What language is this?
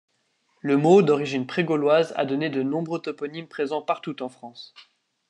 French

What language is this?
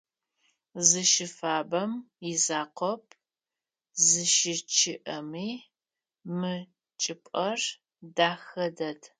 Adyghe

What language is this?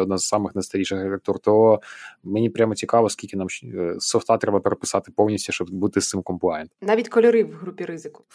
Ukrainian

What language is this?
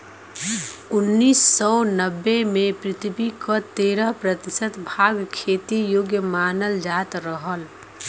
Bhojpuri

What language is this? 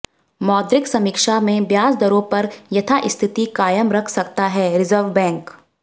Hindi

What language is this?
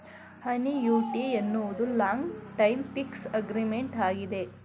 Kannada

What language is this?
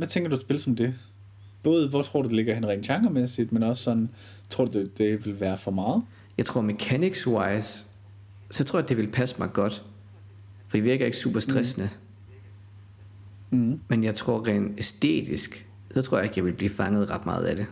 Danish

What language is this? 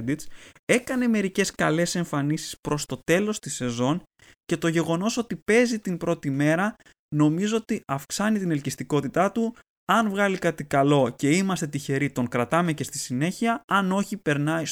Greek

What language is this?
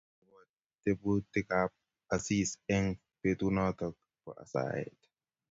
Kalenjin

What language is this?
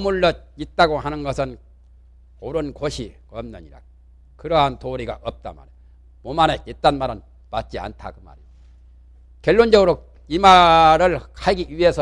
Korean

